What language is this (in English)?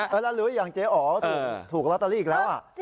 Thai